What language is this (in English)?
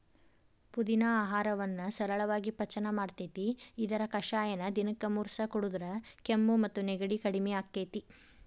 Kannada